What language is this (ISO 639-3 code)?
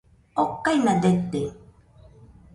hux